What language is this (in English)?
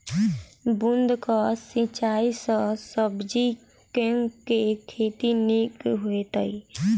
Maithili